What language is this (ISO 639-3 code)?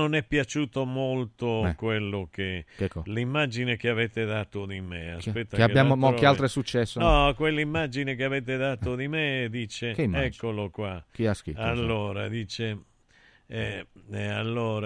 ita